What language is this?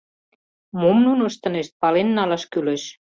Mari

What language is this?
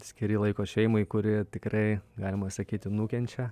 Lithuanian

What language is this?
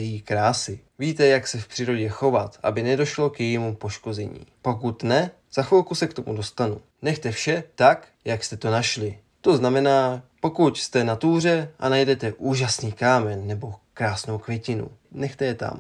Czech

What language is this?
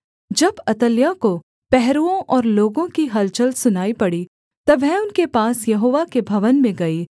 Hindi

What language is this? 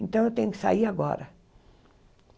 Portuguese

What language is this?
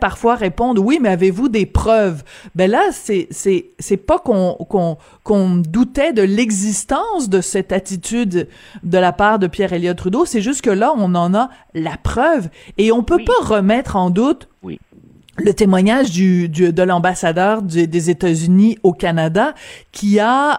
French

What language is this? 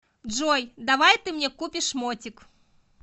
Russian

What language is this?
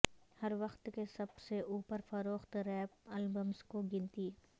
Urdu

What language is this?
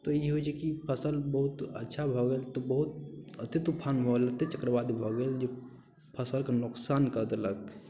Maithili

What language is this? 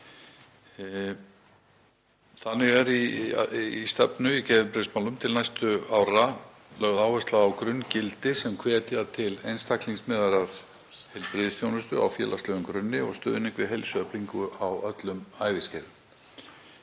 Icelandic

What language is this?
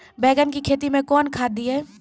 Maithili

